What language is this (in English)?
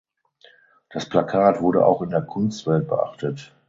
German